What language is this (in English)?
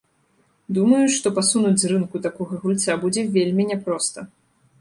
Belarusian